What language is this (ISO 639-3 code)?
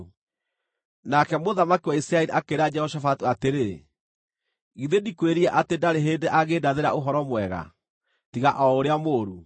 kik